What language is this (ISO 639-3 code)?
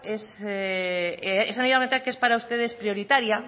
spa